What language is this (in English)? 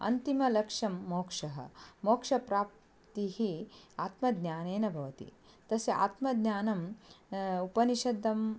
Sanskrit